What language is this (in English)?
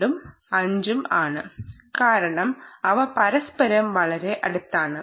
Malayalam